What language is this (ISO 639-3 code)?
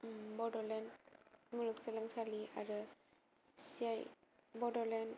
brx